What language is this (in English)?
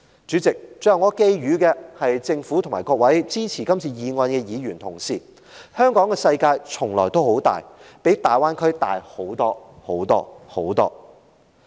Cantonese